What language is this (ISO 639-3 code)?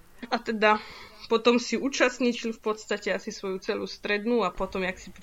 slk